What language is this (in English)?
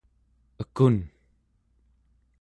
Central Yupik